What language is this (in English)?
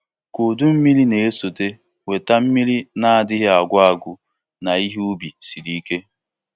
Igbo